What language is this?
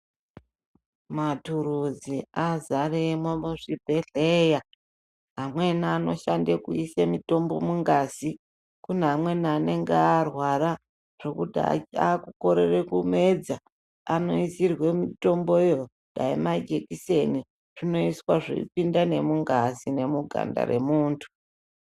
Ndau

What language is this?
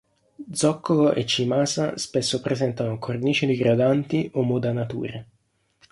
Italian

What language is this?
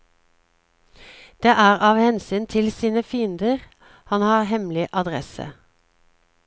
Norwegian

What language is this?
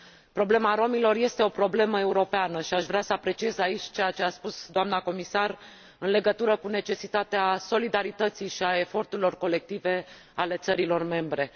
Romanian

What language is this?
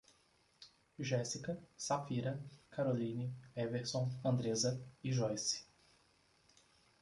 Portuguese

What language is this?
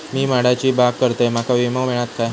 Marathi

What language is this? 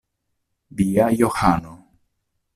Esperanto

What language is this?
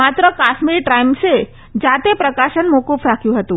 Gujarati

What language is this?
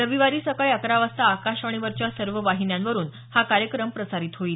Marathi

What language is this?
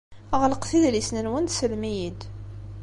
Kabyle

